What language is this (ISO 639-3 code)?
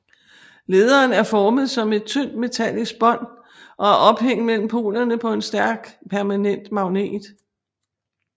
dan